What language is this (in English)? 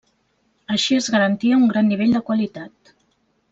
Catalan